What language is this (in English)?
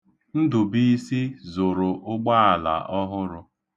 Igbo